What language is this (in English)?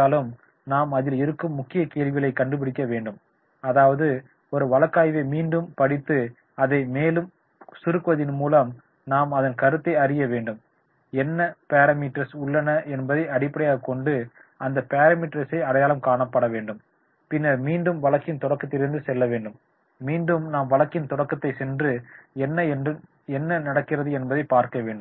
Tamil